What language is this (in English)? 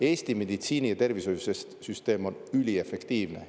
Estonian